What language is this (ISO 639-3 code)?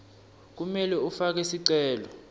ssw